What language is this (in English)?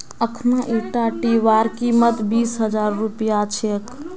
Magahi